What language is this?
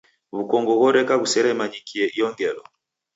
Taita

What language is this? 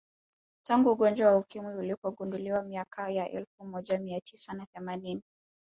Swahili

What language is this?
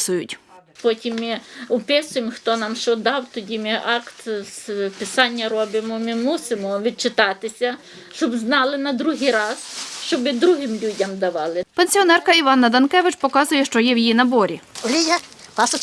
Ukrainian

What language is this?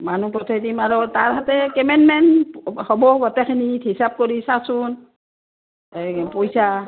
Assamese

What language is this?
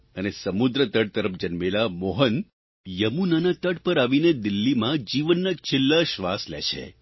Gujarati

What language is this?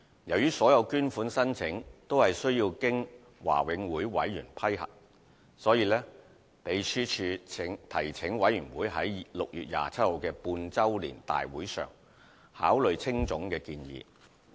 Cantonese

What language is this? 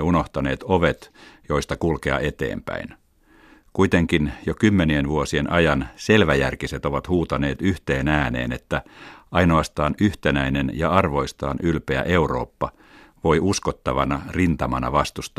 Finnish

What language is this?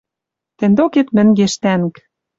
Western Mari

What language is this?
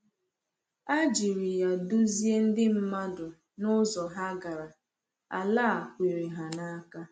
Igbo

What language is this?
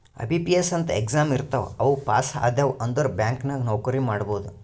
Kannada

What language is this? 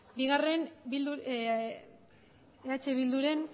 Basque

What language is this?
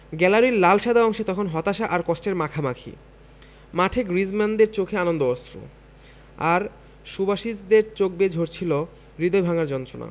Bangla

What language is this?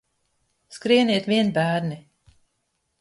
Latvian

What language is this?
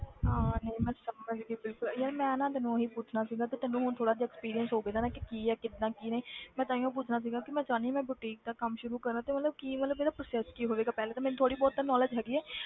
Punjabi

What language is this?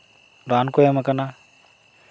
Santali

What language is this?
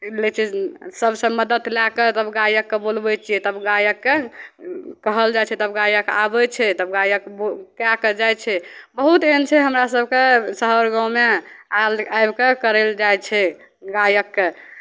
Maithili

